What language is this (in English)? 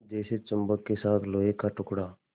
Hindi